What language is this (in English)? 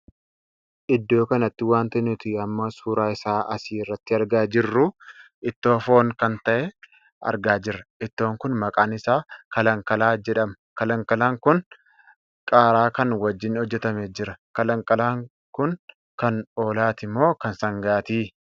Oromo